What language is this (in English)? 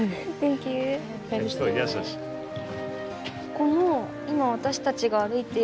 Japanese